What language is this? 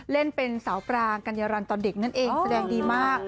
Thai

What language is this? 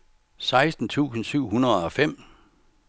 Danish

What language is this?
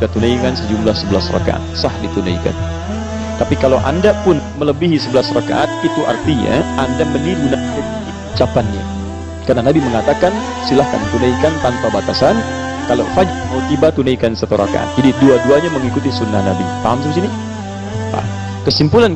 Indonesian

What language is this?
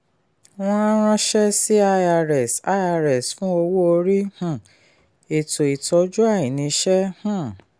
Yoruba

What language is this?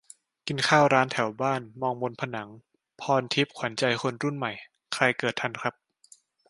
Thai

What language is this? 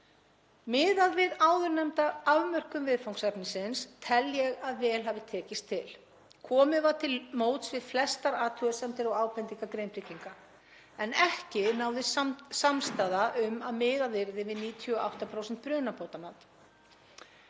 Icelandic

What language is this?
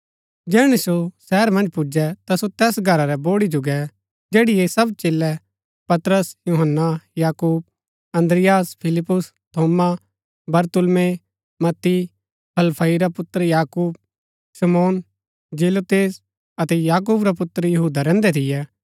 Gaddi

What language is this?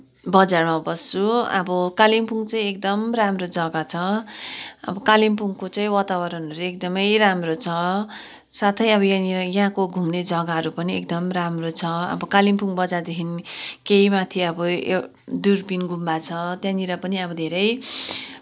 Nepali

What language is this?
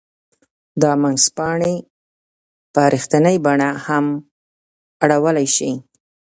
Pashto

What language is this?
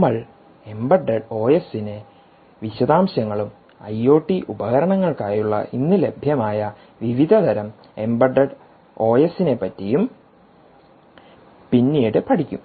Malayalam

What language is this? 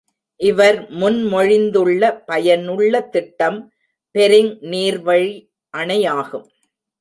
Tamil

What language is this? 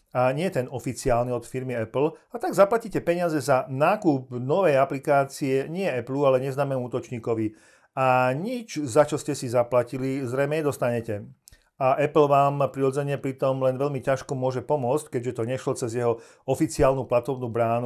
Slovak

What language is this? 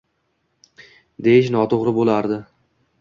Uzbek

